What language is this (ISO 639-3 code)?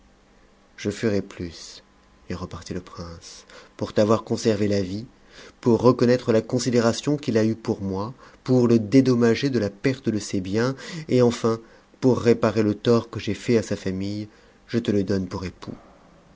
fra